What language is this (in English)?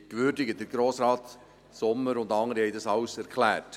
Swiss German